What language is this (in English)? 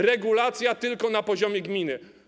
Polish